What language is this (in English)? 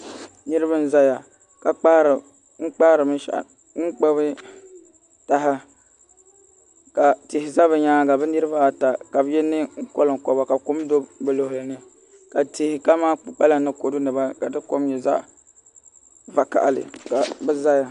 Dagbani